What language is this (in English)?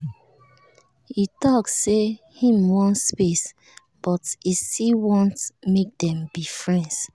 Nigerian Pidgin